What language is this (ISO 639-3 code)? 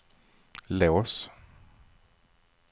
swe